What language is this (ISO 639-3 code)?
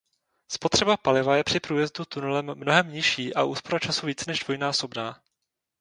ces